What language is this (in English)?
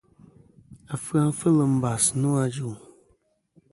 Kom